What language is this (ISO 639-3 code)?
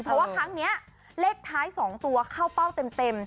tha